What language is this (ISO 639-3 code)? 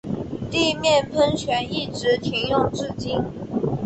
zho